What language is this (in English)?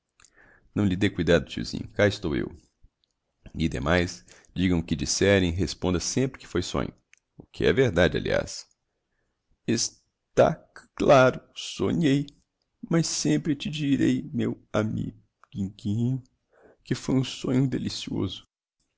Portuguese